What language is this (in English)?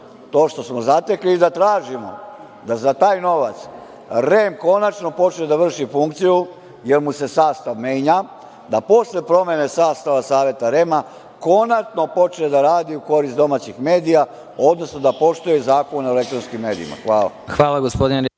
Serbian